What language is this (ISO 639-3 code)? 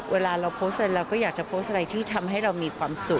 tha